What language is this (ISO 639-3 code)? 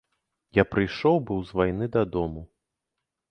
bel